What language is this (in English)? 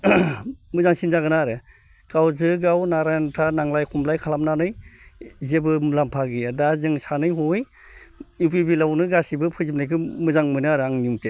Bodo